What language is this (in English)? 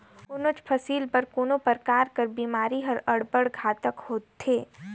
Chhattisgarhi